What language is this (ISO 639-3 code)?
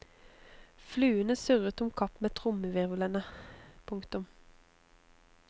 nor